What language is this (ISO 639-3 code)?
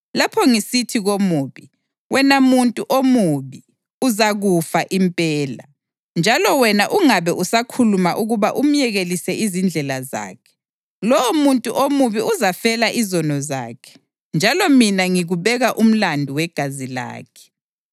nde